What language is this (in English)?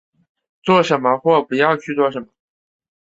Chinese